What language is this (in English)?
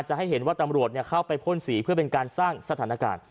Thai